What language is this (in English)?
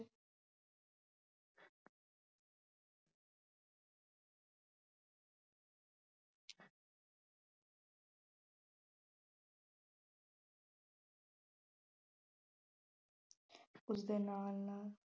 Punjabi